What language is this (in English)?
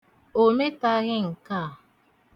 Igbo